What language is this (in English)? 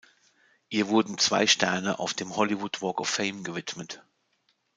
German